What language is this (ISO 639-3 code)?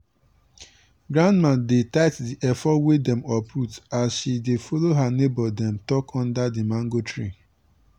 pcm